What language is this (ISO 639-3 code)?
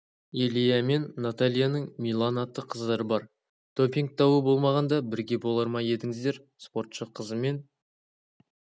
kaz